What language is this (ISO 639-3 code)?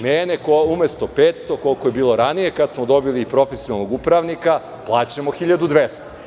srp